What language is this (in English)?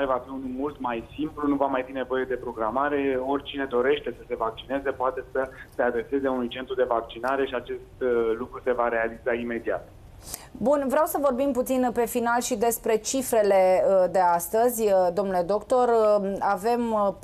Romanian